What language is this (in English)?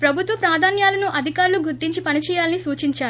Telugu